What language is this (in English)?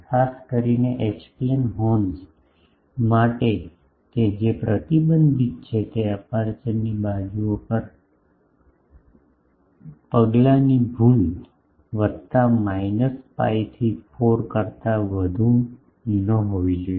Gujarati